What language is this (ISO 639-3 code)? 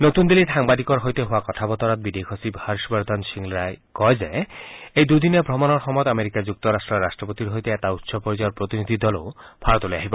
asm